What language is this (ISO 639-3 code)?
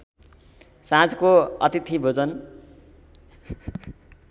nep